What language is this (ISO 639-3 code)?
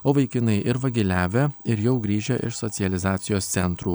lit